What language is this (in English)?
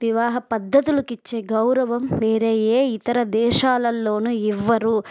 Telugu